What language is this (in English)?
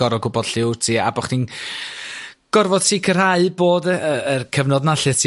Welsh